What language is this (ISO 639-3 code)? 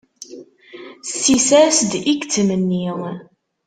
kab